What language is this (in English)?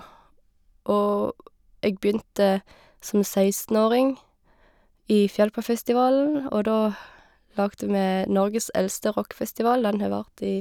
Norwegian